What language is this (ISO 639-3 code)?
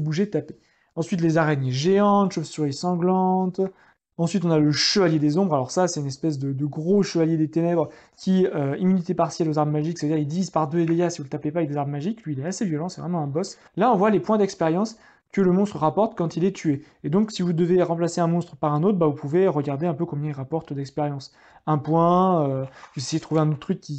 fra